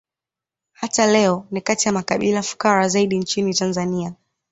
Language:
Swahili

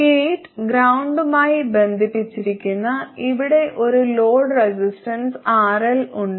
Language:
Malayalam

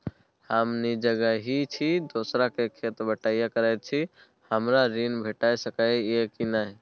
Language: Maithili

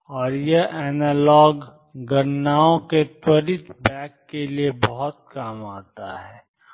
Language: Hindi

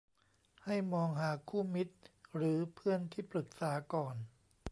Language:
Thai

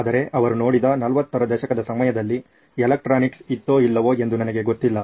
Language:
Kannada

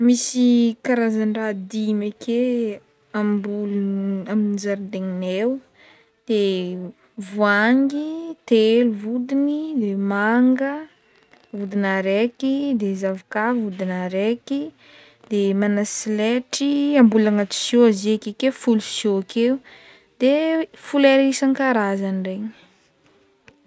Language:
Northern Betsimisaraka Malagasy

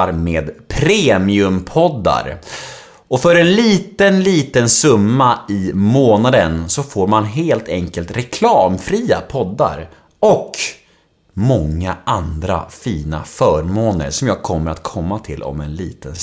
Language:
Swedish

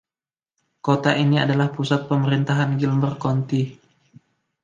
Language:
Indonesian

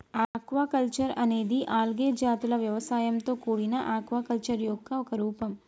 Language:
Telugu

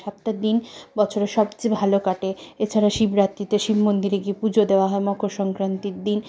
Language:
Bangla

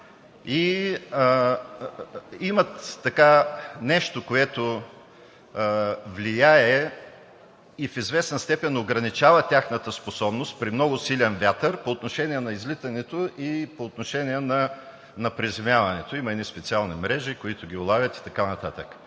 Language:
Bulgarian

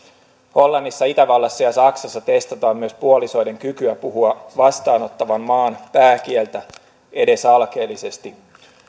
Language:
Finnish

